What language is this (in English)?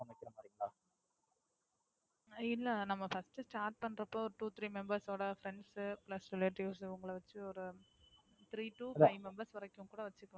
Tamil